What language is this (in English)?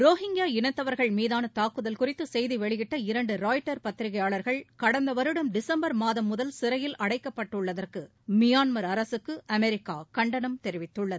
Tamil